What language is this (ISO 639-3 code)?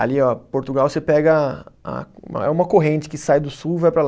por